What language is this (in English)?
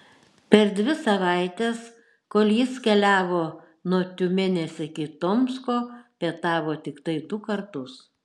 Lithuanian